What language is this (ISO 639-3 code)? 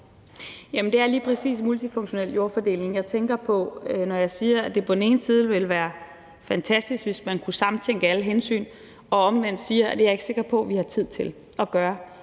dan